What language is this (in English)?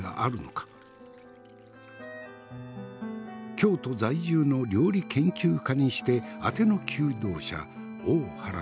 Japanese